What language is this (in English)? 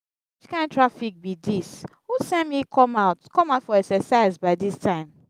Nigerian Pidgin